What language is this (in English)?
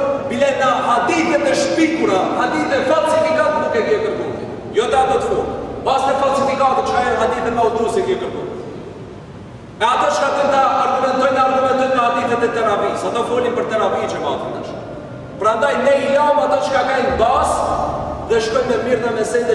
Romanian